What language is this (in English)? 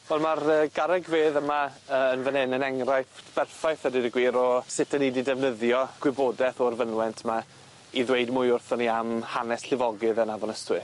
Welsh